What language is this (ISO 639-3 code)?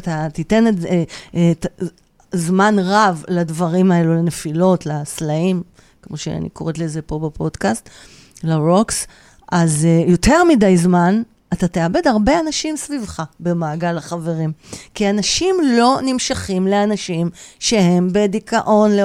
heb